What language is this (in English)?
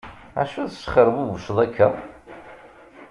Kabyle